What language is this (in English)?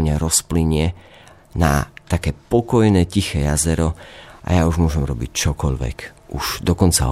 Slovak